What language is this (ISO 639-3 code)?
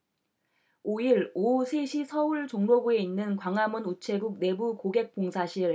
kor